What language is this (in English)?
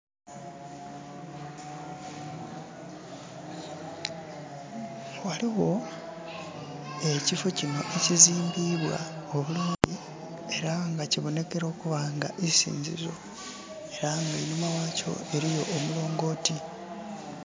Soga